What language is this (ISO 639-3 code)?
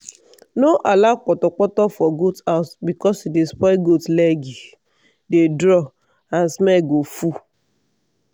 pcm